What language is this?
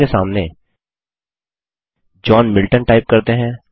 Hindi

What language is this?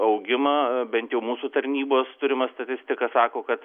Lithuanian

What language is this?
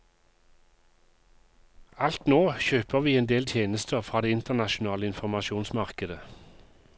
Norwegian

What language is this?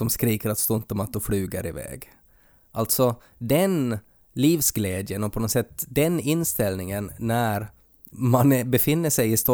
Swedish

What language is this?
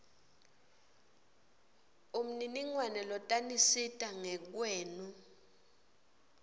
Swati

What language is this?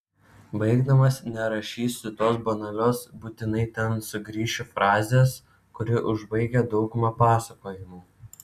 Lithuanian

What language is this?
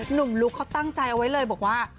Thai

